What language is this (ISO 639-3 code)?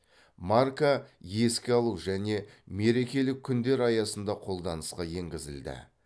kaz